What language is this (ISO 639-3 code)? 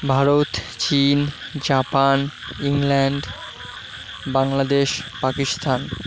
ben